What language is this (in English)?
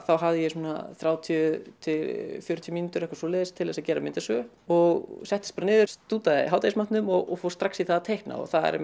Icelandic